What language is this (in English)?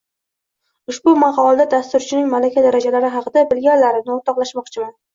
Uzbek